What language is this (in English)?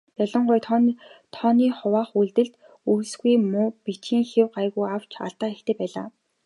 Mongolian